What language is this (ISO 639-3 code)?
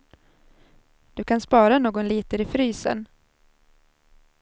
swe